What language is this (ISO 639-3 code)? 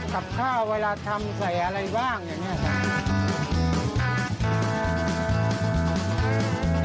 tha